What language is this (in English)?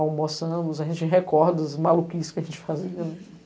Portuguese